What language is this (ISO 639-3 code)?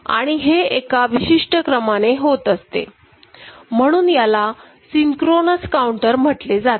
mar